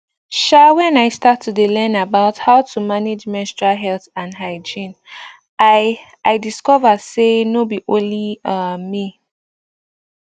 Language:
Nigerian Pidgin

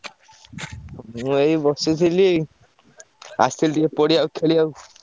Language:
Odia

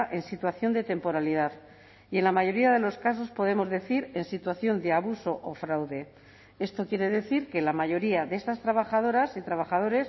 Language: Spanish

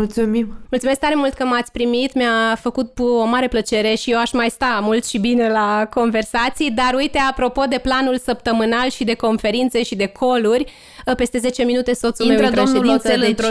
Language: Romanian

